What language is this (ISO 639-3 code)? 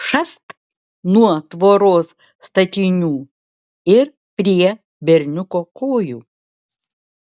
lit